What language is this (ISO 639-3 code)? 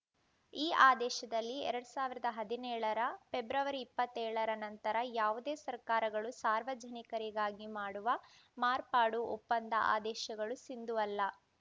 kan